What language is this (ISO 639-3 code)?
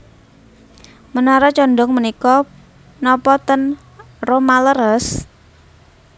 jav